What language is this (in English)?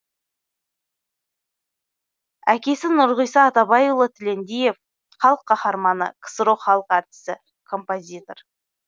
Kazakh